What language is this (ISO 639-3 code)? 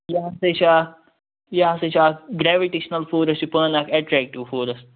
kas